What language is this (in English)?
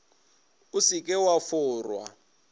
Northern Sotho